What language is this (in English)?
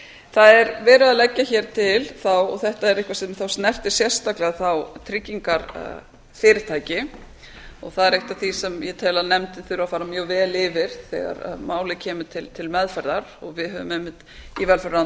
Icelandic